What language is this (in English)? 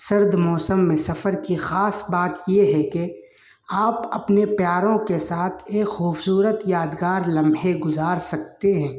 Urdu